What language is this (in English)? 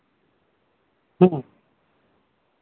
Santali